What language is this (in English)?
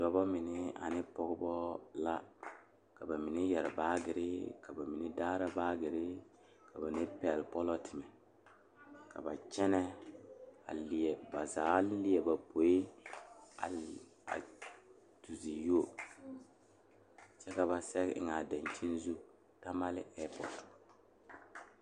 Southern Dagaare